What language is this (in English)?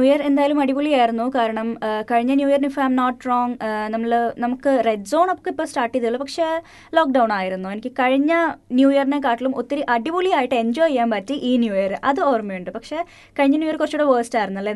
Malayalam